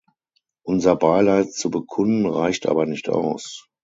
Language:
German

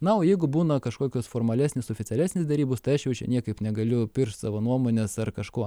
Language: Lithuanian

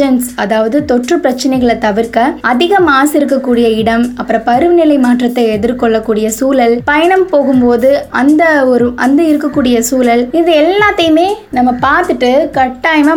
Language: Tamil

